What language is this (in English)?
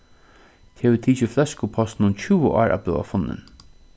Faroese